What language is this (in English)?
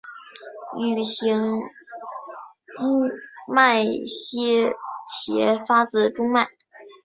Chinese